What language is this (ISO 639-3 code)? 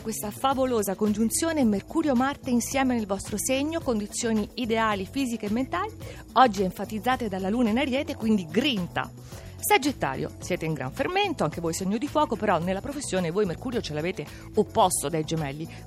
ita